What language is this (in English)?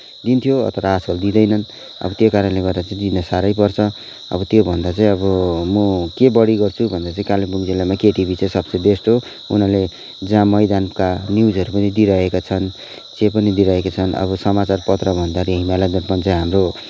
Nepali